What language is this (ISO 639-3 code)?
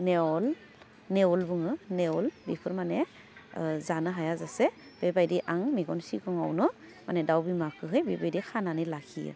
brx